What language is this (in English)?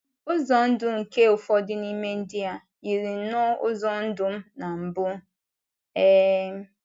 Igbo